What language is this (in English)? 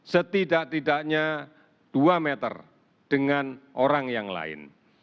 Indonesian